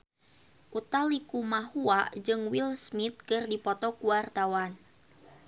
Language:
Sundanese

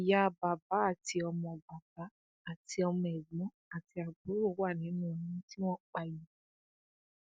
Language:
Yoruba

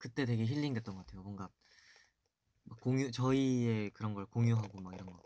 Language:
Korean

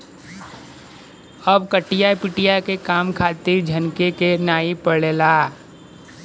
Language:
Bhojpuri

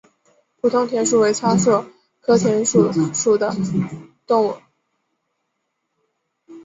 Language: Chinese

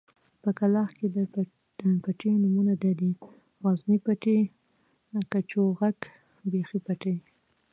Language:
Pashto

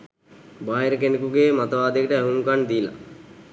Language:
Sinhala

